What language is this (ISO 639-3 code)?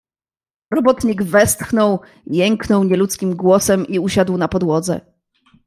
pol